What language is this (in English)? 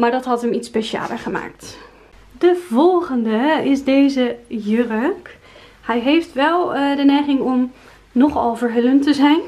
Dutch